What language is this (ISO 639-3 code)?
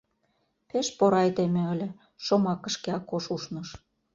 chm